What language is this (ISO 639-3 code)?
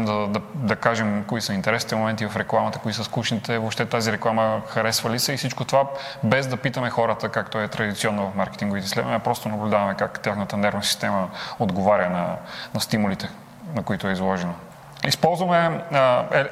bul